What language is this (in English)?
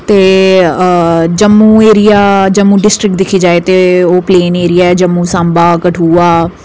Dogri